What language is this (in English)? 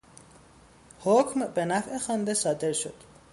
Persian